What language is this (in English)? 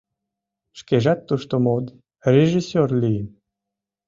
Mari